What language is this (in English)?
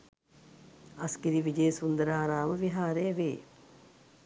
Sinhala